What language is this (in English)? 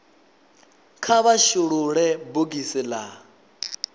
Venda